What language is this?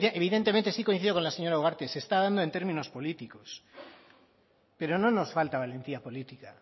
Spanish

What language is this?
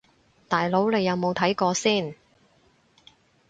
Cantonese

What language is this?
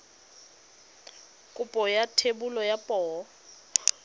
Tswana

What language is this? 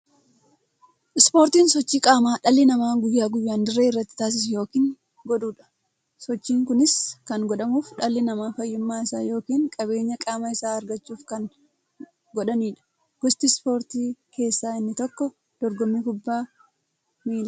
Oromo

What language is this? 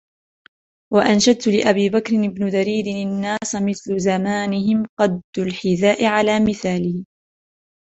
Arabic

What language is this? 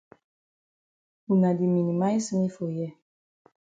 Cameroon Pidgin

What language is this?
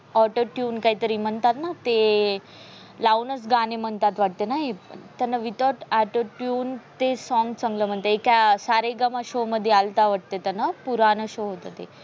Marathi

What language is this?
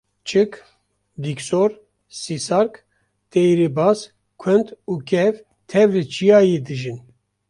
Kurdish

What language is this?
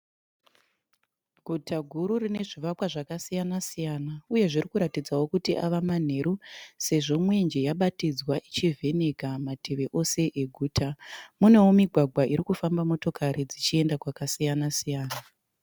Shona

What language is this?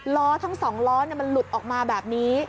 Thai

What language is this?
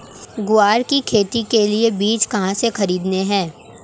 Hindi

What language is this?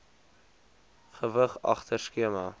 Afrikaans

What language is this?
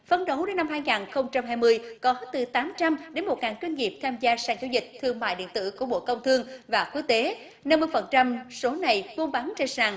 Vietnamese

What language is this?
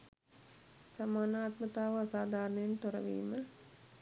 Sinhala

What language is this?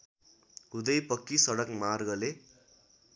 Nepali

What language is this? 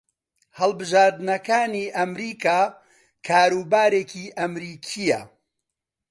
Central Kurdish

